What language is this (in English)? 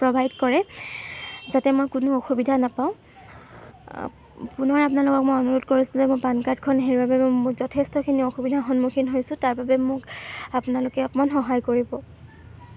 Assamese